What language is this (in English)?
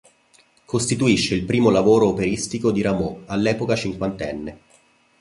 Italian